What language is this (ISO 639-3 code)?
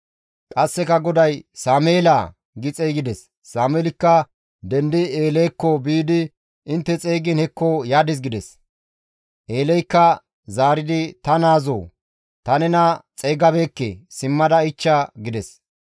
gmv